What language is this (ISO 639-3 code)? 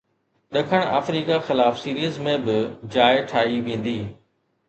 snd